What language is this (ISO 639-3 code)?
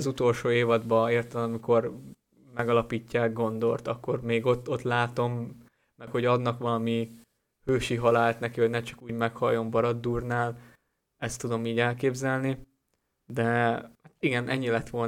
hun